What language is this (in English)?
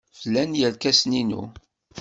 Kabyle